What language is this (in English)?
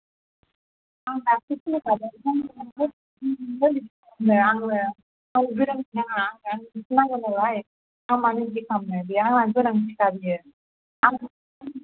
Bodo